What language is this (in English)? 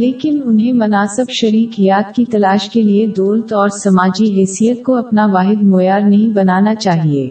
Urdu